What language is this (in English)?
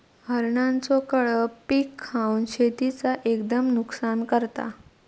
Marathi